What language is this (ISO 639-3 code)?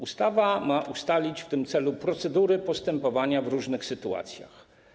pol